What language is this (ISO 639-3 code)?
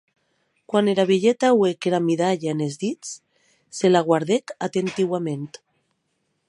oci